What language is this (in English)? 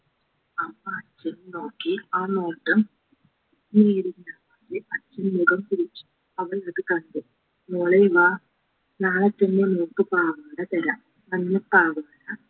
Malayalam